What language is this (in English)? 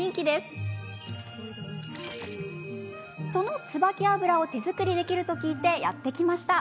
Japanese